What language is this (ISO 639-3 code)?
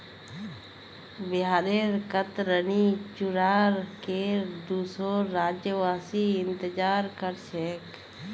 mag